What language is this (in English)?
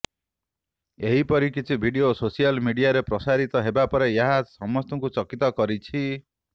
Odia